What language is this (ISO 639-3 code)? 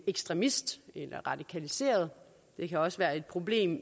dan